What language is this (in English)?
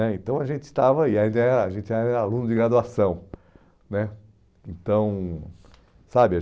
Portuguese